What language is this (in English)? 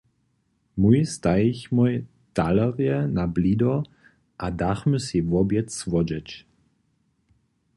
Upper Sorbian